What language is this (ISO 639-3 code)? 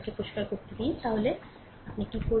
ben